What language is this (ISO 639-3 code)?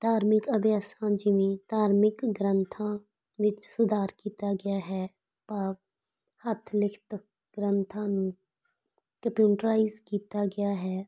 pan